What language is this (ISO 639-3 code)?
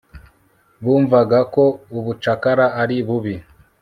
kin